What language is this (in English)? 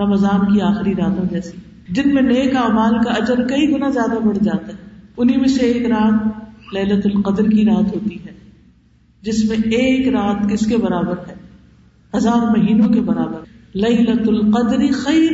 Urdu